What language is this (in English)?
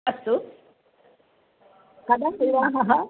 Sanskrit